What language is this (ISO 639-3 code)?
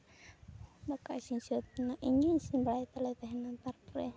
sat